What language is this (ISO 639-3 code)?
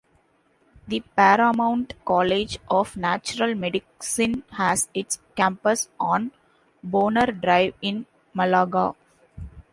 eng